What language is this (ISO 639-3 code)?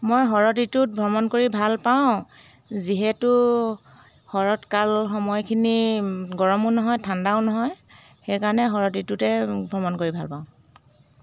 asm